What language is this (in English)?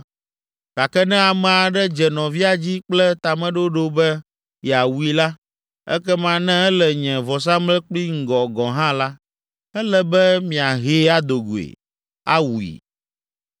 Ewe